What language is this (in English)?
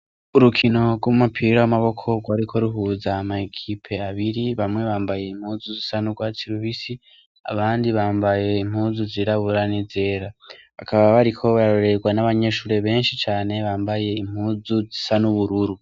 Rundi